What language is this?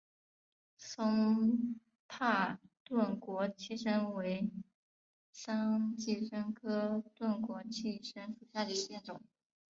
Chinese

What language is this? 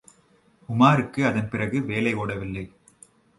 Tamil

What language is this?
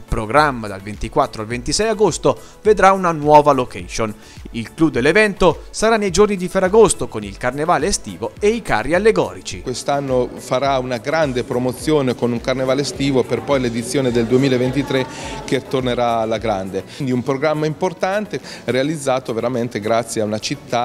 Italian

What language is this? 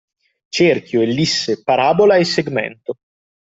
Italian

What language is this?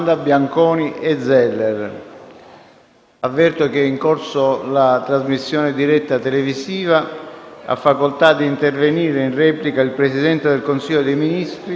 Italian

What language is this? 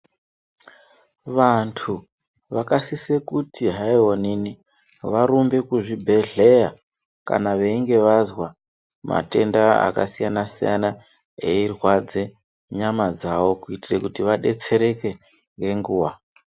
Ndau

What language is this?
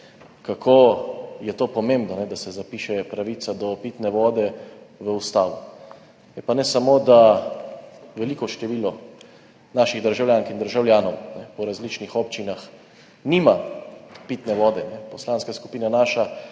Slovenian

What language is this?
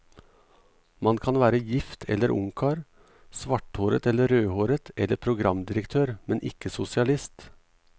Norwegian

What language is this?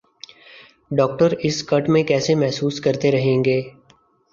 Urdu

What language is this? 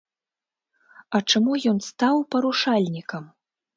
Belarusian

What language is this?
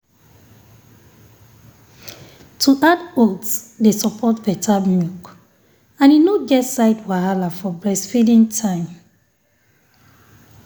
Nigerian Pidgin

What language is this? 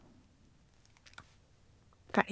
Norwegian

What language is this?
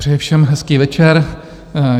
Czech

